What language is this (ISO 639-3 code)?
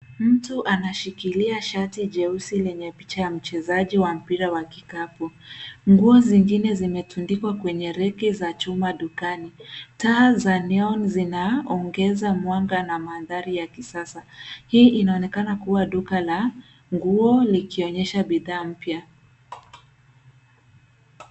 swa